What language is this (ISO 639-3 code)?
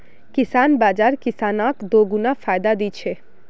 mag